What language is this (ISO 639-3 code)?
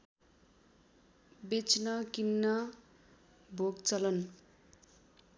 nep